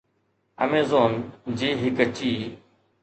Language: Sindhi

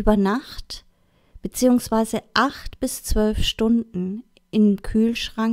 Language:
German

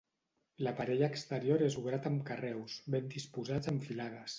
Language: Catalan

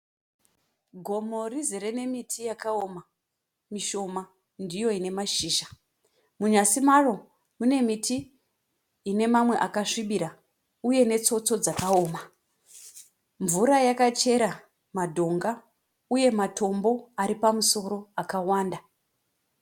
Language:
Shona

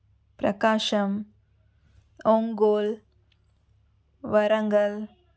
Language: Telugu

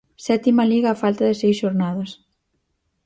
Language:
Galician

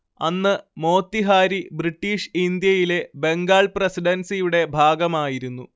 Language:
Malayalam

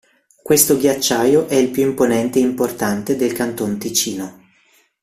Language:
Italian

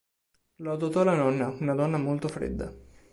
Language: Italian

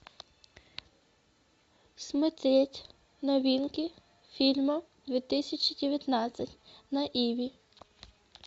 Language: Russian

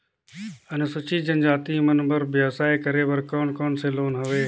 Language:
Chhattisgarhi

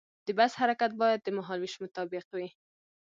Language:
Pashto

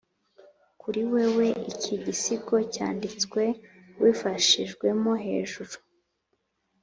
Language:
Kinyarwanda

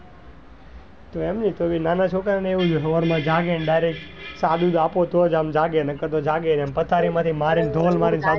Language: Gujarati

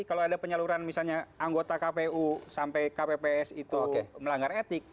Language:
Indonesian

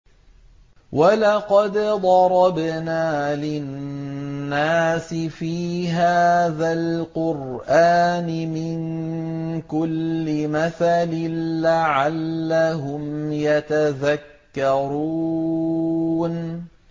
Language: Arabic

